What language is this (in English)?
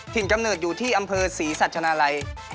Thai